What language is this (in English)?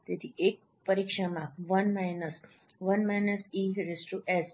Gujarati